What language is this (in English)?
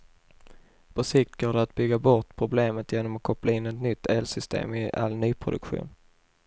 Swedish